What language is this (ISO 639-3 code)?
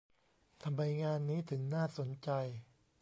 tha